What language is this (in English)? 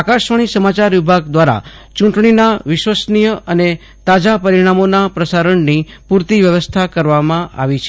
Gujarati